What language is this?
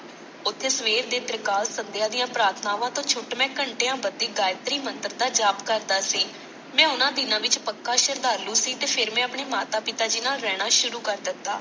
Punjabi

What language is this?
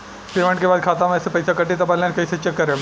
Bhojpuri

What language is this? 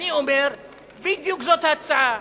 Hebrew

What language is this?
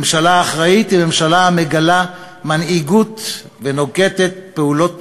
Hebrew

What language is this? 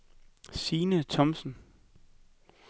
Danish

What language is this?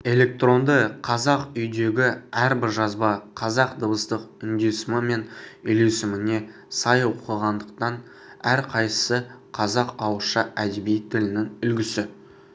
Kazakh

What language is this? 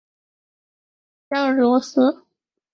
Chinese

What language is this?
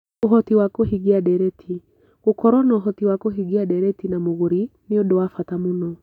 Kikuyu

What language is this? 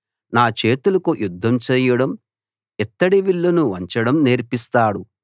Telugu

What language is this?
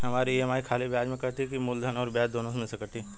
Bhojpuri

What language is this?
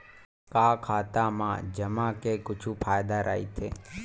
Chhattisgarhi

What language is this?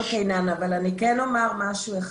Hebrew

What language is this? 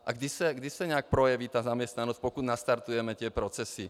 Czech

